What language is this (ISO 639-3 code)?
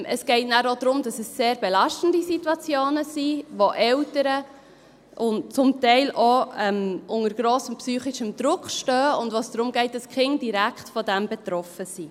gsw